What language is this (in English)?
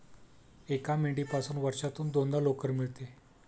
Marathi